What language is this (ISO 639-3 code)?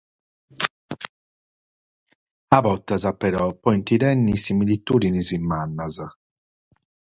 srd